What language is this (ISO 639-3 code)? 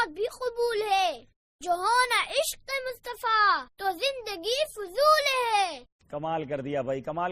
urd